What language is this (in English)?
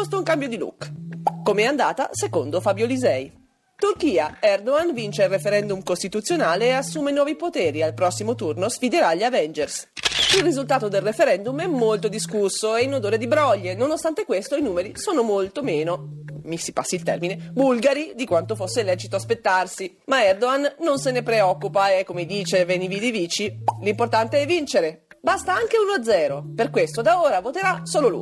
Italian